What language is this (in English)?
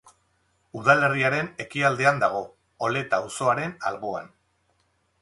Basque